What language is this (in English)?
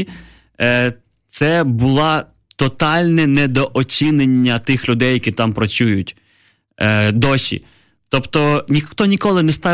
Ukrainian